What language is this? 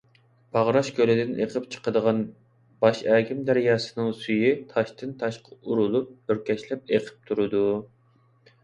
Uyghur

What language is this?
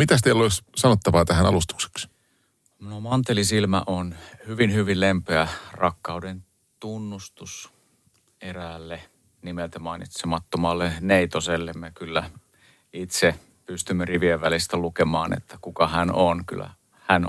Finnish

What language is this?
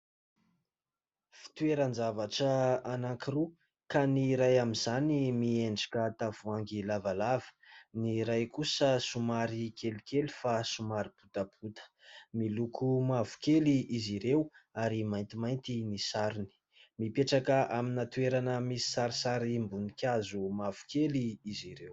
Malagasy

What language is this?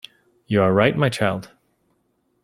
English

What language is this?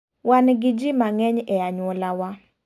Luo (Kenya and Tanzania)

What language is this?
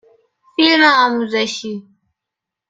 Persian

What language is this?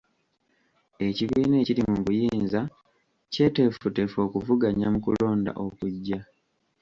Ganda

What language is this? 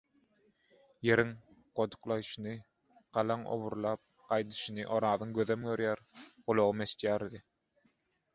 Turkmen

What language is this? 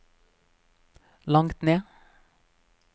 Norwegian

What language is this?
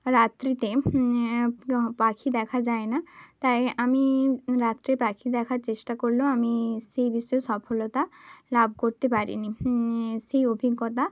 Bangla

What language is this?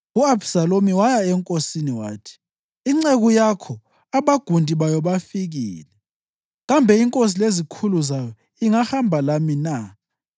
North Ndebele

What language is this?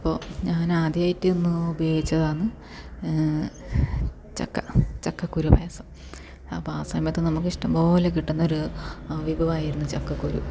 Malayalam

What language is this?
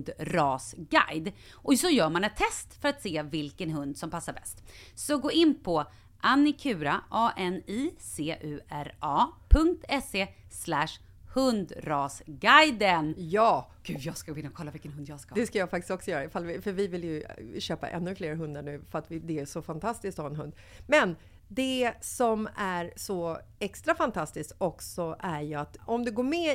Swedish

